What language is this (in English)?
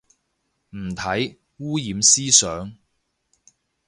Cantonese